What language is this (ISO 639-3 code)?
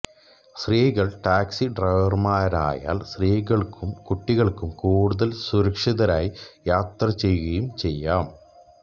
mal